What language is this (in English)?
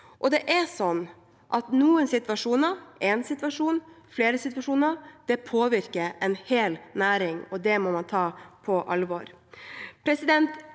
Norwegian